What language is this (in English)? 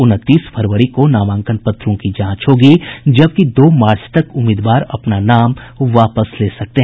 Hindi